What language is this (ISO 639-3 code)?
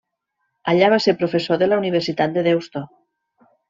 cat